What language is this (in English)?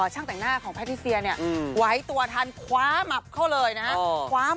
Thai